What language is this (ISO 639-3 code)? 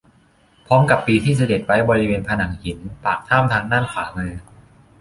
tha